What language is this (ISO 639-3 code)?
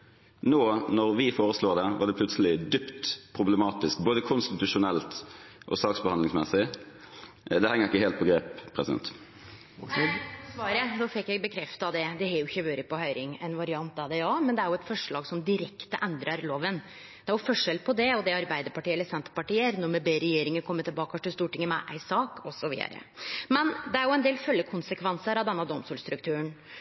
nor